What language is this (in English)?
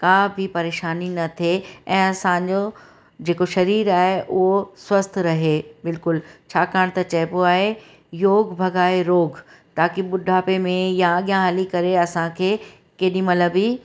Sindhi